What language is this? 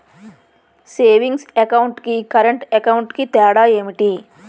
Telugu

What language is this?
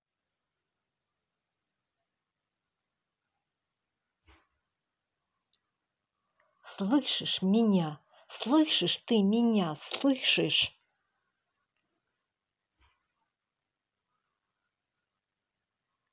Russian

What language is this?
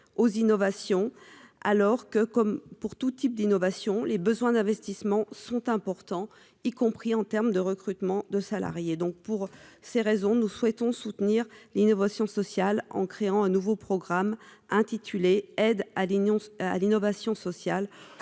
French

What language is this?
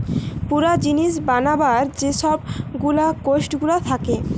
Bangla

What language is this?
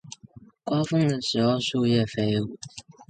Chinese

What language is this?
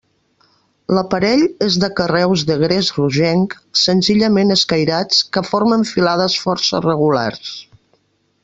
Catalan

